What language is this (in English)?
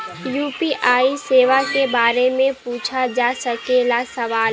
Bhojpuri